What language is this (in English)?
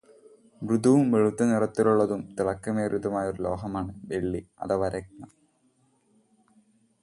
Malayalam